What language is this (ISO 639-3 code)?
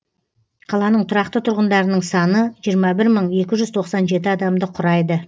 kaz